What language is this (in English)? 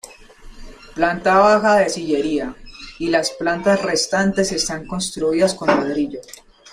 Spanish